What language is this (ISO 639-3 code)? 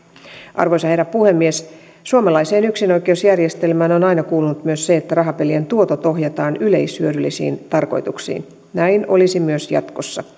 fin